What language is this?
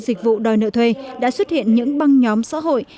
Vietnamese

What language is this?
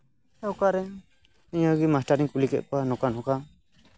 Santali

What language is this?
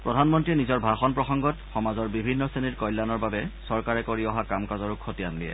Assamese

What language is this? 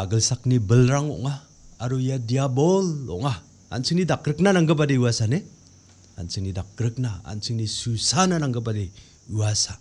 Korean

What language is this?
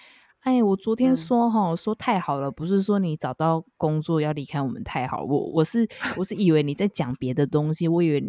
Chinese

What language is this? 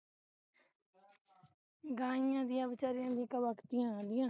Punjabi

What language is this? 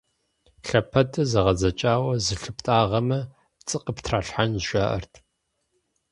Kabardian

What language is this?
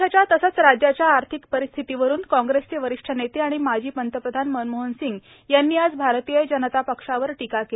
Marathi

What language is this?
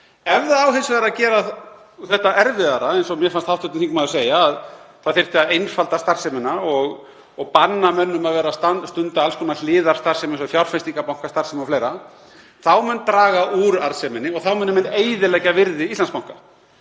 Icelandic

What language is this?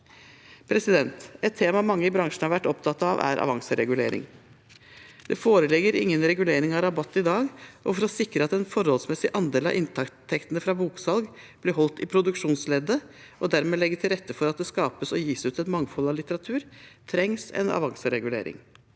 Norwegian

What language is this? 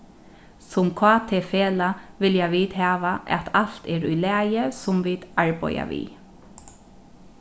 Faroese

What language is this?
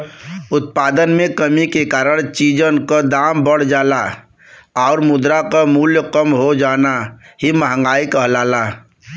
Bhojpuri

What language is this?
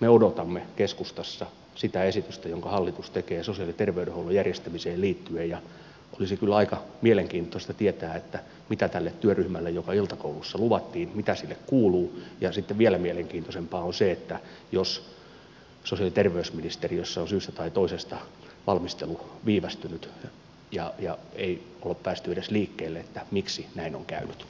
Finnish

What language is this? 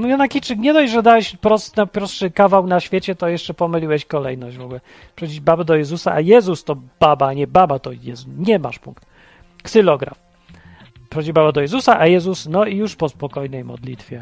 Polish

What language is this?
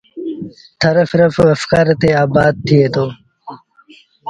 Sindhi Bhil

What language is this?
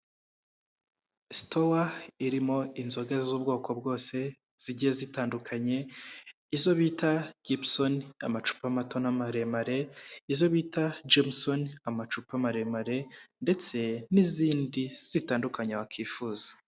Kinyarwanda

